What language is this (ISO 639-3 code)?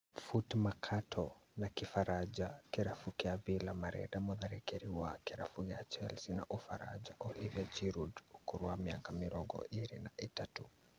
kik